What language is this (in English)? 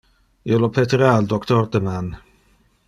Interlingua